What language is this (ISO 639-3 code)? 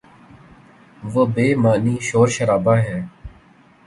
urd